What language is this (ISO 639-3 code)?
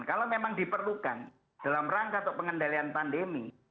ind